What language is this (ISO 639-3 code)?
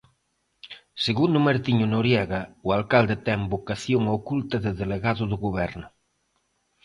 glg